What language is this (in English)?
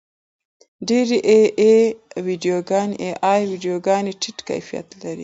Pashto